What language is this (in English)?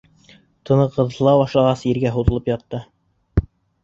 Bashkir